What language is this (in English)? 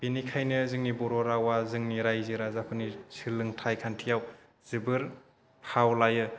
Bodo